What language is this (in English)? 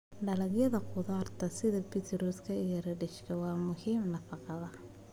Somali